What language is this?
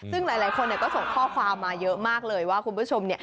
Thai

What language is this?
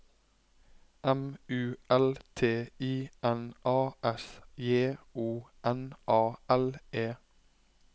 Norwegian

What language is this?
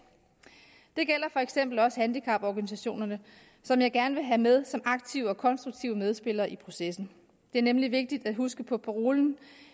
Danish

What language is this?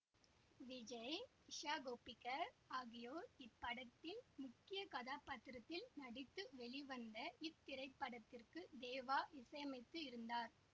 Tamil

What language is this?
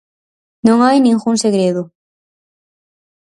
Galician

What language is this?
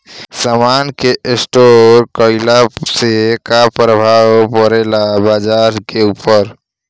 Bhojpuri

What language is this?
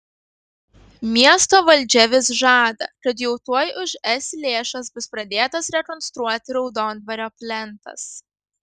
Lithuanian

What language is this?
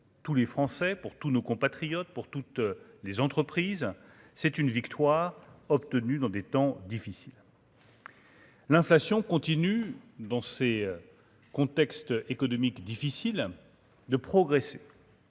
French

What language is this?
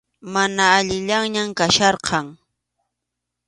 Arequipa-La Unión Quechua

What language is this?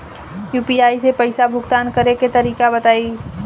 Bhojpuri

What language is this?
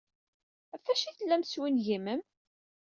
Kabyle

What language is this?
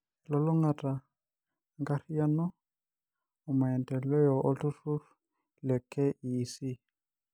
Masai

